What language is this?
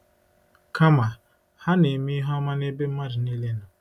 Igbo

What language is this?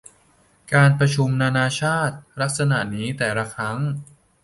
Thai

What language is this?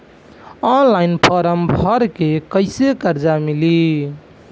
Bhojpuri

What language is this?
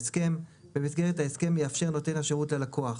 Hebrew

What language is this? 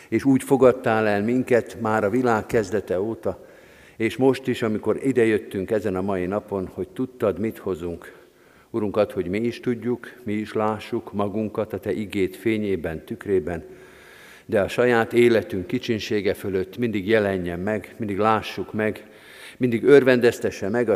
Hungarian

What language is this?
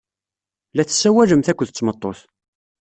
Kabyle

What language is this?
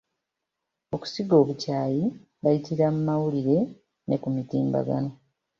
Ganda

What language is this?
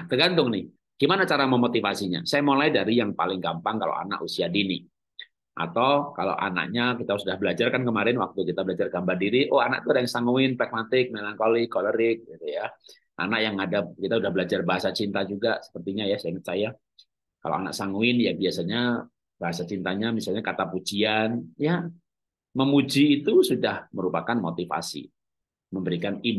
Indonesian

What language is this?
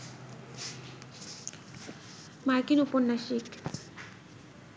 Bangla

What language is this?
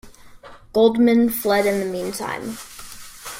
English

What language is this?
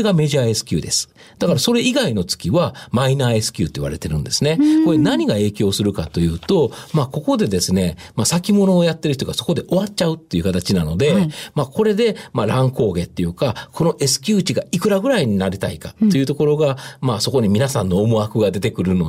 Japanese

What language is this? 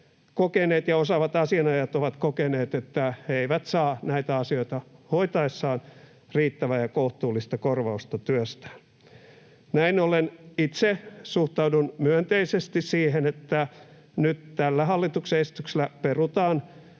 Finnish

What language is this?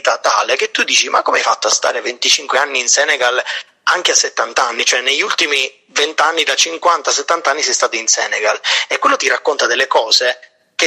Italian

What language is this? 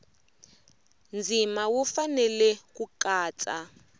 Tsonga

